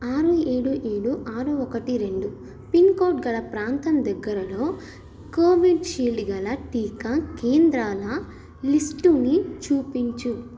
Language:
Telugu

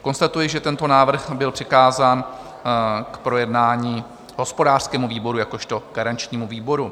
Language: Czech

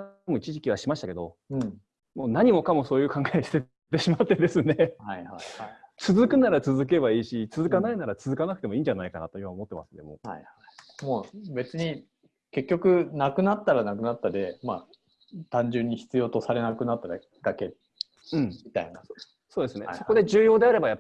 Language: Japanese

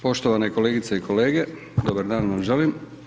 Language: Croatian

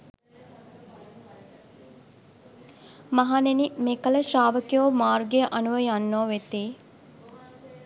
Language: Sinhala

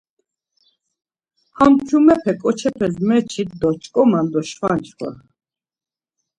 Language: Laz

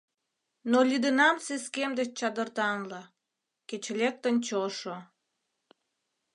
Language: Mari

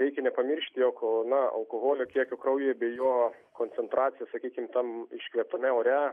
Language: Lithuanian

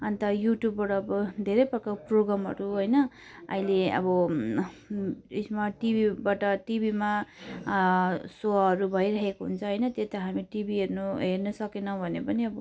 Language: Nepali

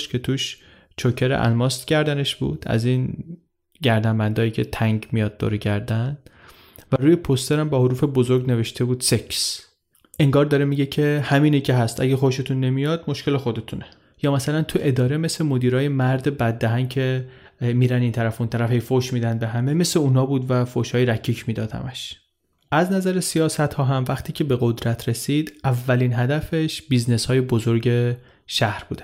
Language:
Persian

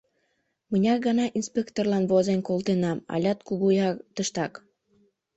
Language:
Mari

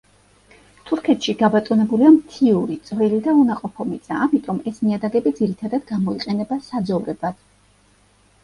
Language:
Georgian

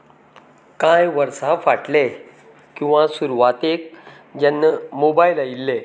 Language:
Konkani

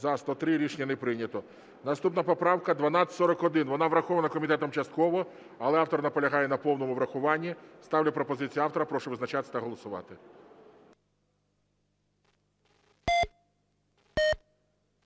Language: Ukrainian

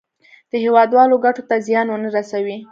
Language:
Pashto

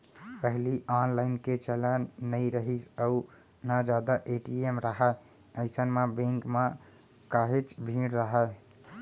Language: Chhattisgarhi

